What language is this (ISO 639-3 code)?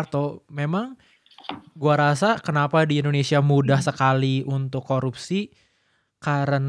ind